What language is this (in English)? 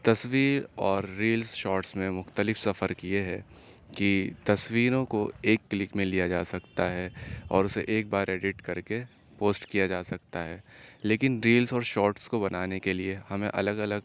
Urdu